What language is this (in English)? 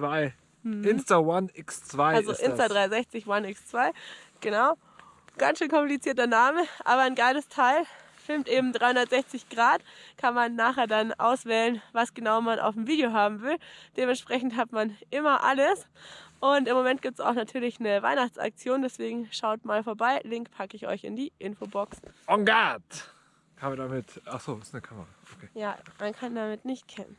German